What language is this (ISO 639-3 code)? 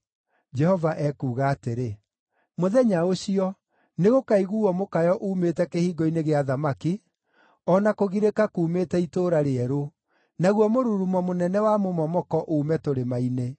kik